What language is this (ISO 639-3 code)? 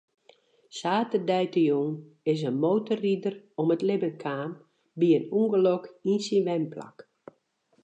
fry